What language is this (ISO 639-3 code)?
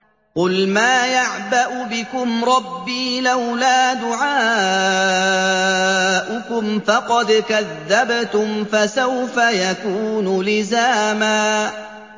ara